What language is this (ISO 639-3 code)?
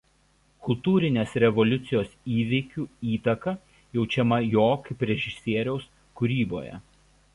lit